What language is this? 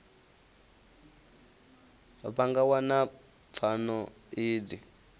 Venda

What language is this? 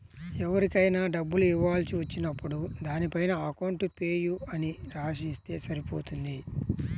Telugu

